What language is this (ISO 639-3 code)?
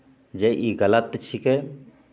mai